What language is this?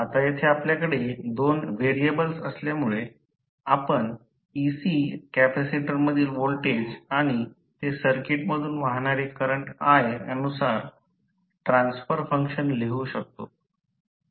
Marathi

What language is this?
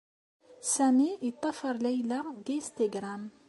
Kabyle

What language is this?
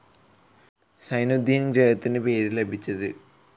Malayalam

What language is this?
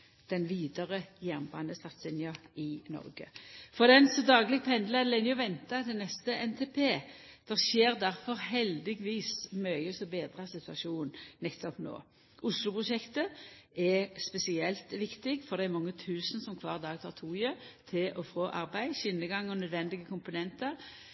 Norwegian Nynorsk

